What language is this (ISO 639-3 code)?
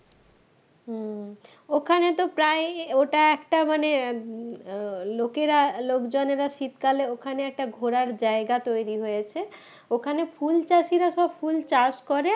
ben